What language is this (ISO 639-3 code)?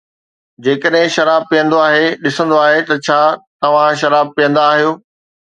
snd